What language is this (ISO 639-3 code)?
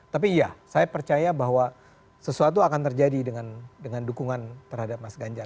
ind